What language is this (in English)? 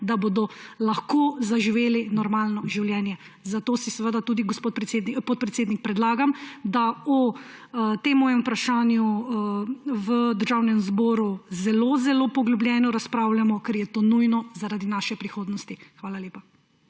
Slovenian